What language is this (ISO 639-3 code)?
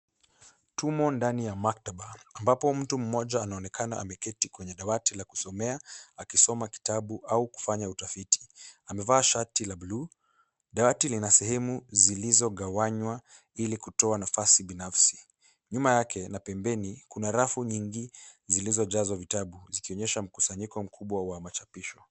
swa